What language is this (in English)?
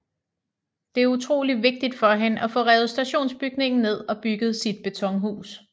Danish